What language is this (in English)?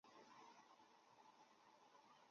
Chinese